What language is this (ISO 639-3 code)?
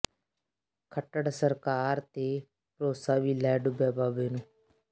pan